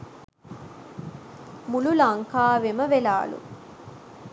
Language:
Sinhala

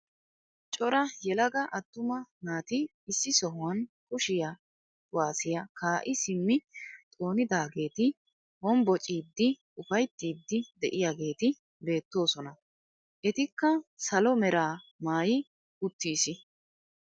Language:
Wolaytta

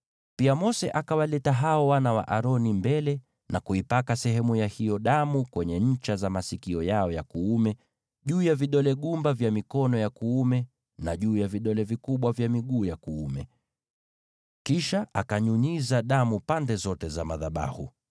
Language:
Swahili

